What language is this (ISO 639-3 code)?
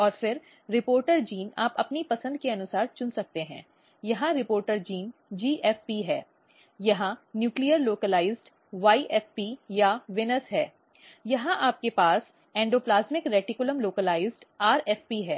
hin